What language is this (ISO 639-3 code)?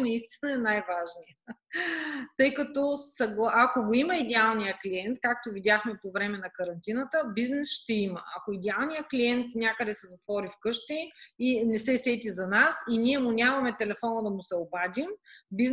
bul